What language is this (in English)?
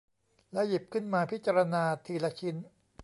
Thai